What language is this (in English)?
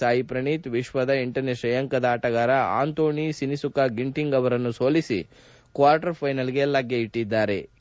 Kannada